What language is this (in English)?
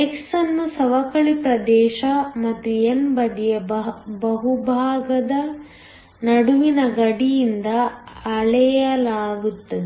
Kannada